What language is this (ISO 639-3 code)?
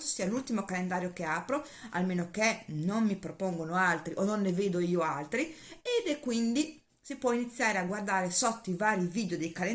ita